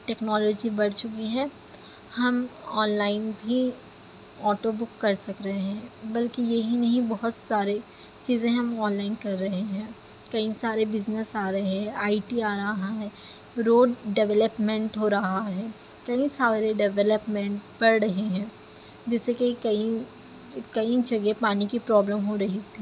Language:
Urdu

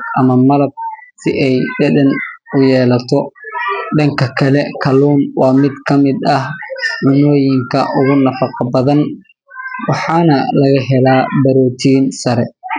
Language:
Somali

